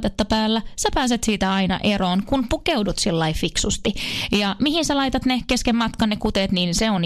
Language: Finnish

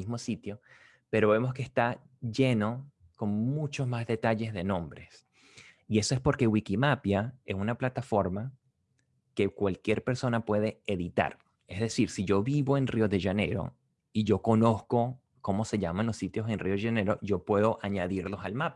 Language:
Spanish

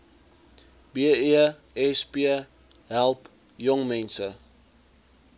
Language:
Afrikaans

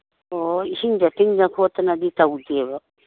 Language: Manipuri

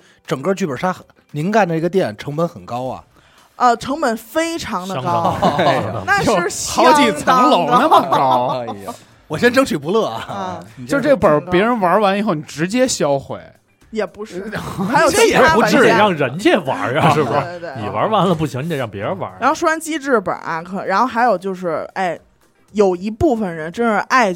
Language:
Chinese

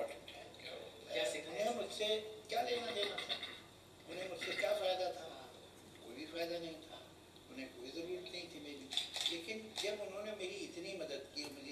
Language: Hindi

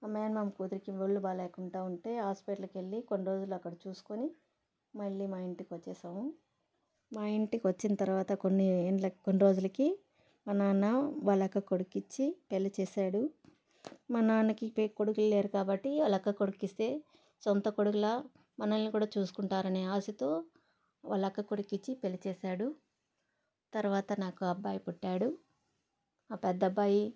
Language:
Telugu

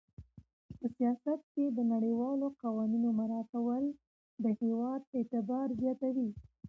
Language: Pashto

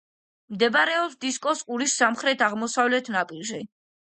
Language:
Georgian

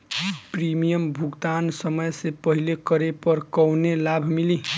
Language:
Bhojpuri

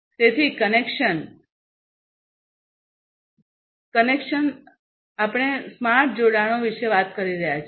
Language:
Gujarati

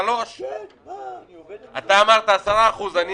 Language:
Hebrew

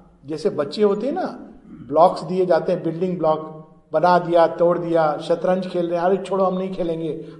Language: Hindi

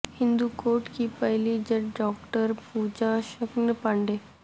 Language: Urdu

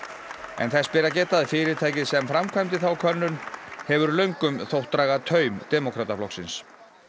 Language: Icelandic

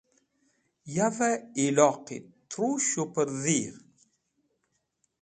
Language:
Wakhi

